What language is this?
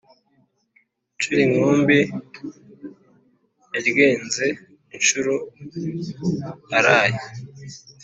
Kinyarwanda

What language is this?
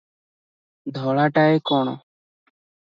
Odia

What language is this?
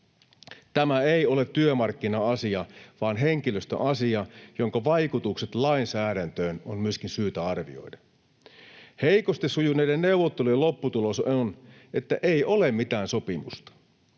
Finnish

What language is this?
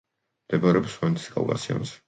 Georgian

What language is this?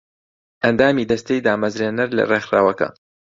Central Kurdish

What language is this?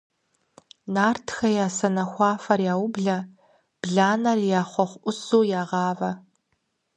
Kabardian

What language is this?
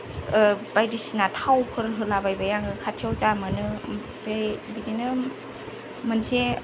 Bodo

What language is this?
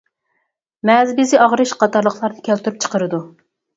Uyghur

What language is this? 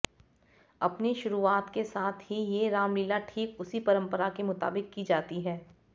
Hindi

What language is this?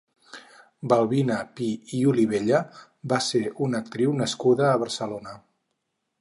Catalan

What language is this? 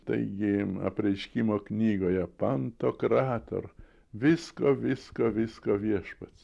Lithuanian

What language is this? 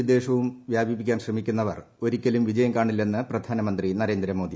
Malayalam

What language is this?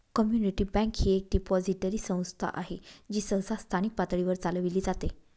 Marathi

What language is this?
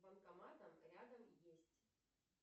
Russian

